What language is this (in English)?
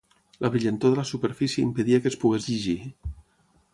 Catalan